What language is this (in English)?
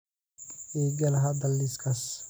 Somali